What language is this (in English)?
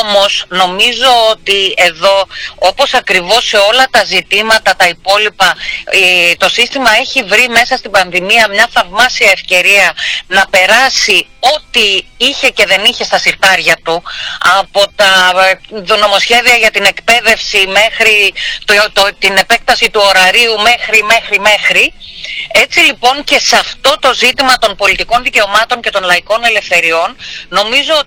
Greek